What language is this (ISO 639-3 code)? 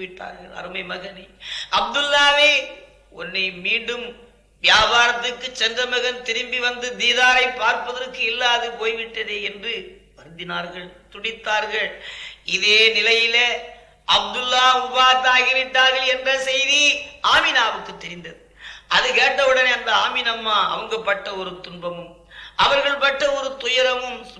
tam